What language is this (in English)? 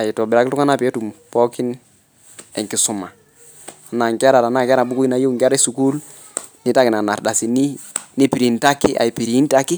Masai